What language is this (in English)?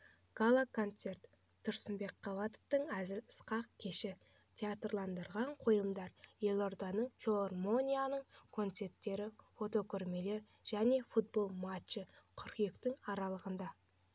Kazakh